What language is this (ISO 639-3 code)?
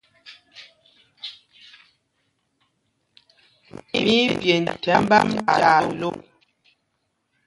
mgg